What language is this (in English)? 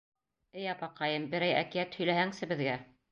Bashkir